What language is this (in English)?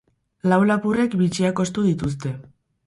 Basque